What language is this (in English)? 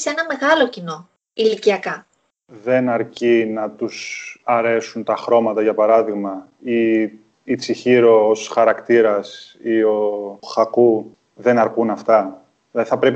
Greek